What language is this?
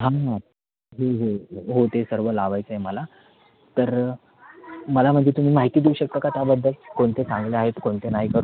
Marathi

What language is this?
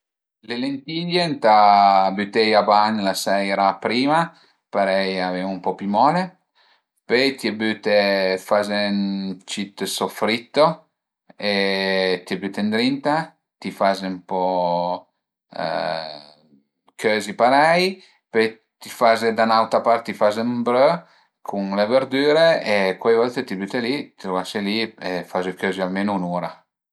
Piedmontese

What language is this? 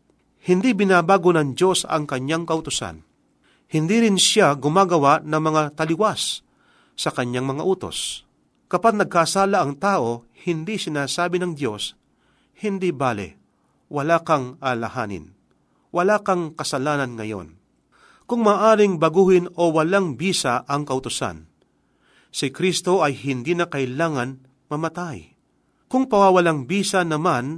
Filipino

